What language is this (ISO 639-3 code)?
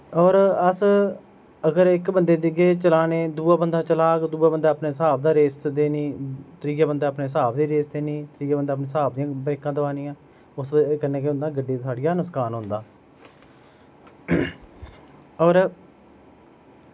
doi